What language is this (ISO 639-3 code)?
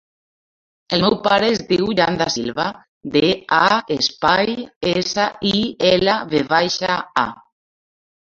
cat